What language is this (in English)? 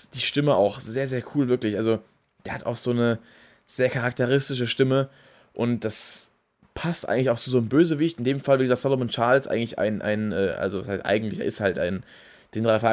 German